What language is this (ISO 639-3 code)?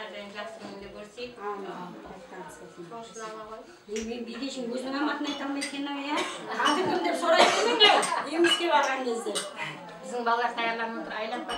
tur